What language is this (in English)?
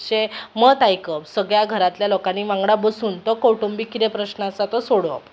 Konkani